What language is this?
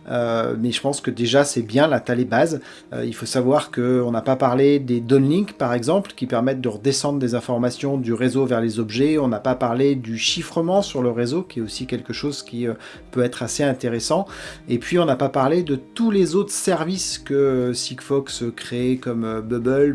French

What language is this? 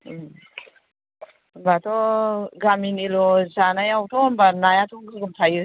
Bodo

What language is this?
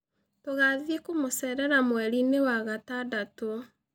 Kikuyu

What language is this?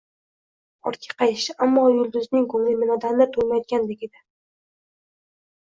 Uzbek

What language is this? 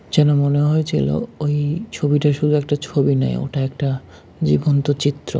Bangla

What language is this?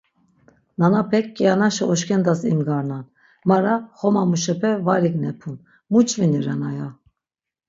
Laz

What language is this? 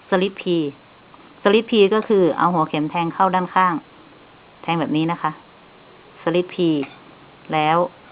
Thai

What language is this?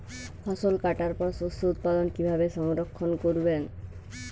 Bangla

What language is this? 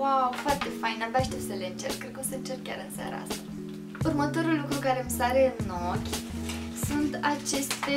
Romanian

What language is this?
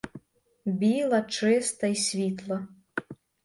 Ukrainian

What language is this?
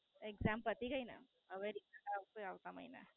Gujarati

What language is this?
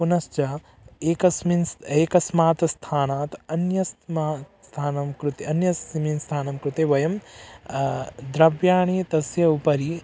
Sanskrit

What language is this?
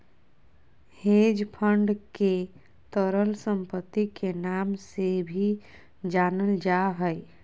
Magahi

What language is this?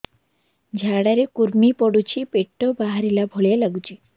Odia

